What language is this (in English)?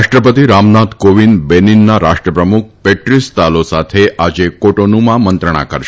Gujarati